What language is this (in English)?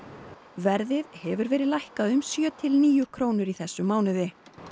Icelandic